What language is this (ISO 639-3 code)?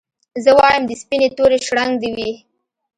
pus